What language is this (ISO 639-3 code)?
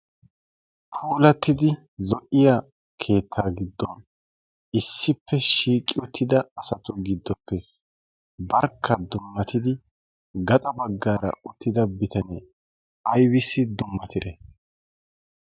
wal